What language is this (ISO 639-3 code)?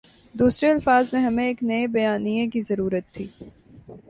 urd